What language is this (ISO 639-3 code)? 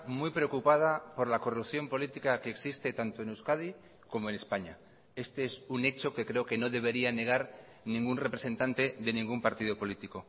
spa